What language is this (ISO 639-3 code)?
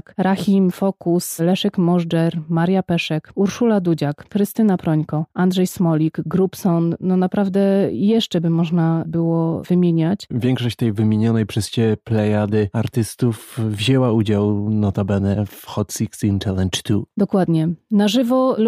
pol